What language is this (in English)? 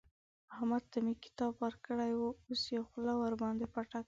Pashto